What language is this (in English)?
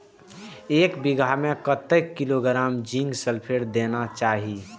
Maithili